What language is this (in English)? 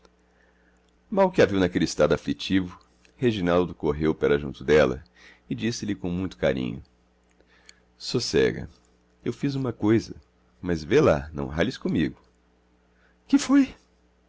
Portuguese